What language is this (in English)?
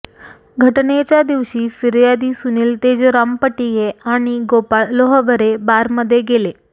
Marathi